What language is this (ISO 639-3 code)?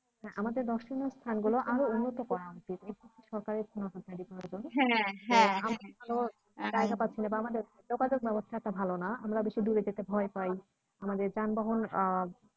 ben